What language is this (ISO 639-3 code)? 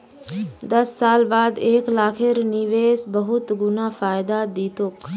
mag